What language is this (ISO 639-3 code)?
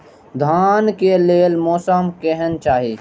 mai